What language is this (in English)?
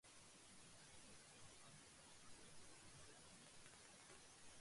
Urdu